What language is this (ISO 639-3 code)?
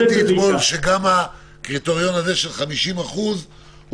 heb